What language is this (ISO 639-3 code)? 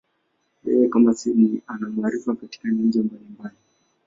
swa